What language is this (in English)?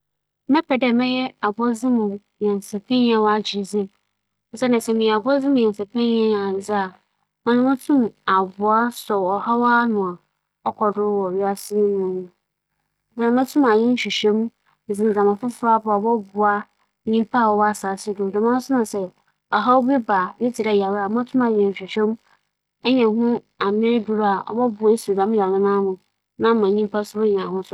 Akan